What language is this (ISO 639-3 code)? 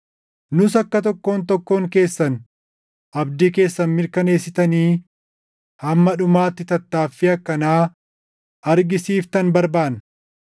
orm